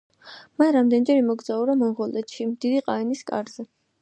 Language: Georgian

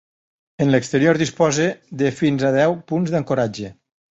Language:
Catalan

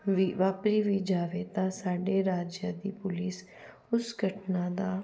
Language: Punjabi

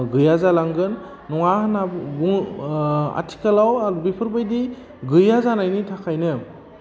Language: Bodo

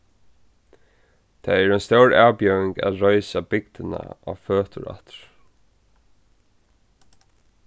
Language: Faroese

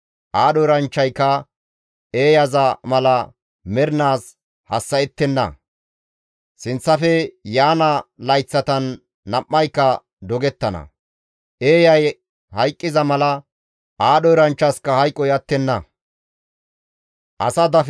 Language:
Gamo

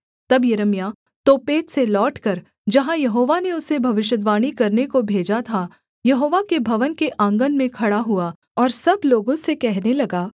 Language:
Hindi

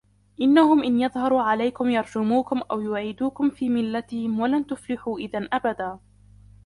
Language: Arabic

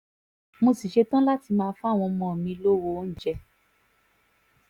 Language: Yoruba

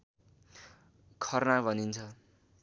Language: Nepali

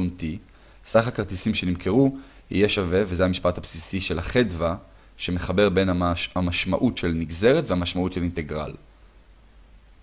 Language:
Hebrew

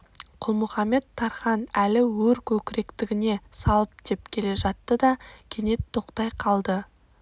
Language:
Kazakh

